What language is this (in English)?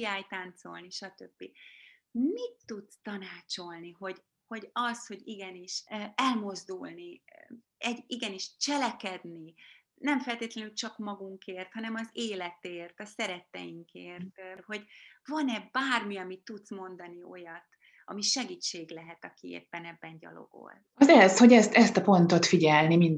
Hungarian